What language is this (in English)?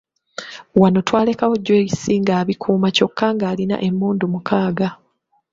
Ganda